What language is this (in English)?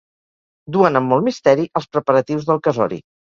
Catalan